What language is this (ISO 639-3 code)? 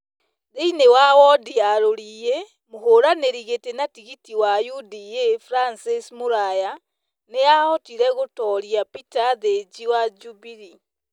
kik